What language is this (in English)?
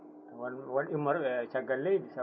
Fula